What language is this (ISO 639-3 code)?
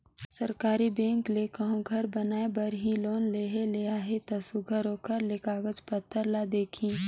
hne